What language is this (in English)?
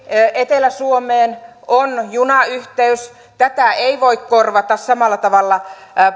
Finnish